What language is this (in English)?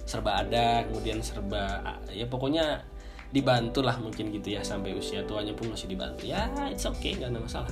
Indonesian